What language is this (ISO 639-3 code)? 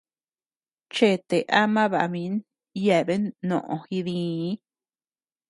cux